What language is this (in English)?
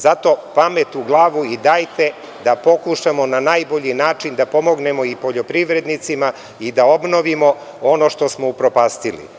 Serbian